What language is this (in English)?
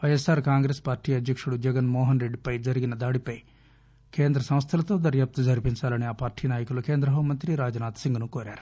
Telugu